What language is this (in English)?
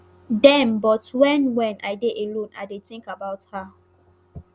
Nigerian Pidgin